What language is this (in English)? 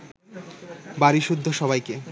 Bangla